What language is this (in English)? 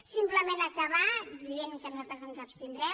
Catalan